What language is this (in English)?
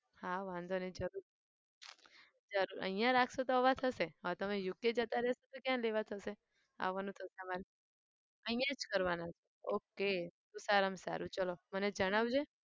Gujarati